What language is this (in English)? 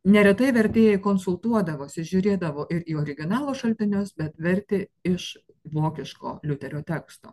Lithuanian